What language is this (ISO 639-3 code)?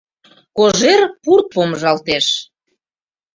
chm